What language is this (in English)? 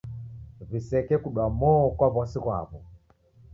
Taita